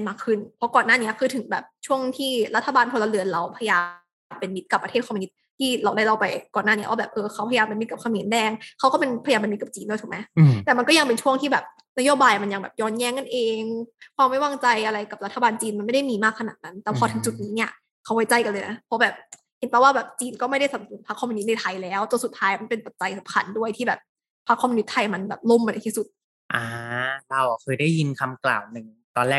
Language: Thai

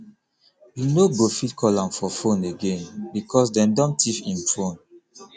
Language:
Nigerian Pidgin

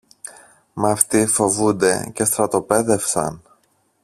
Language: Greek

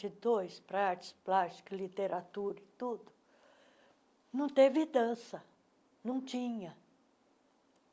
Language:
Portuguese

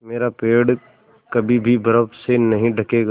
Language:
Hindi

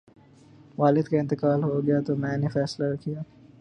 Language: Urdu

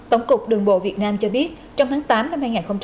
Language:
Vietnamese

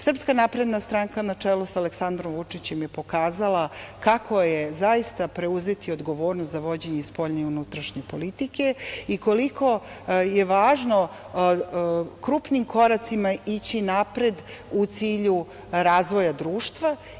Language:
Serbian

